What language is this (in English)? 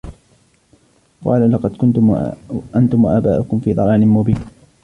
Arabic